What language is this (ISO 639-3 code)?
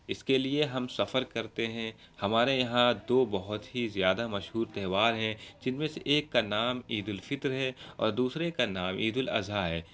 urd